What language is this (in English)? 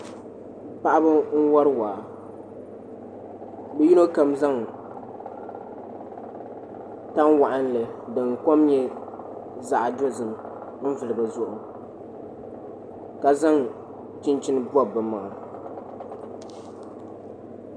Dagbani